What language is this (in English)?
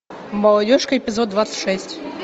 Russian